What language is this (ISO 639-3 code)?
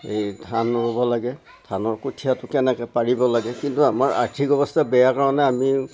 asm